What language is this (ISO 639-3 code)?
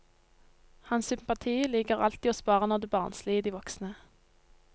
nor